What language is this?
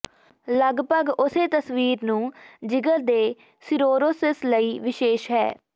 Punjabi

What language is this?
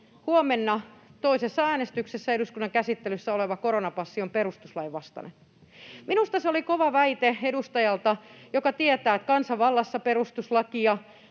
Finnish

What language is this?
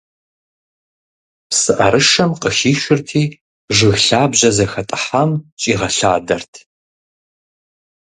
Kabardian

